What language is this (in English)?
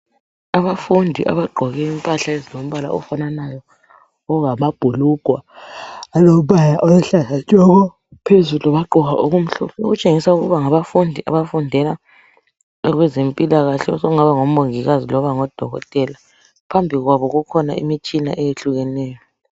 North Ndebele